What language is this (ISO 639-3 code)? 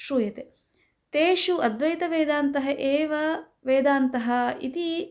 san